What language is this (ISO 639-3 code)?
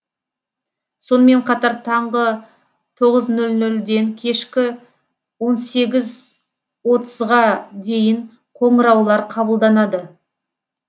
kaz